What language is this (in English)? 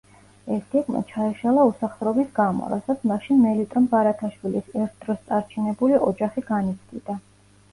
Georgian